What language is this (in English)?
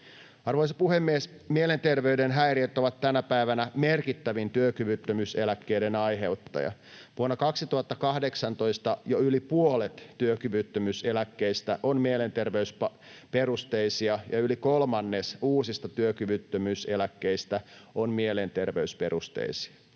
Finnish